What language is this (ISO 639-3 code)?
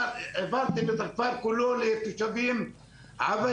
heb